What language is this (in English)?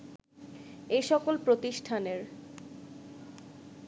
Bangla